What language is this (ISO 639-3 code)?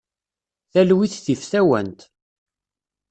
kab